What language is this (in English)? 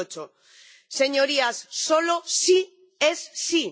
Spanish